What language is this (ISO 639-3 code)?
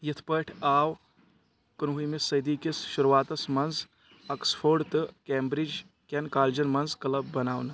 kas